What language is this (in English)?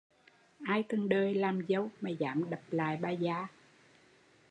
Vietnamese